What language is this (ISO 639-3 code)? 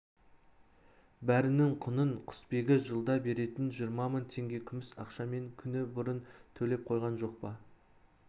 kaz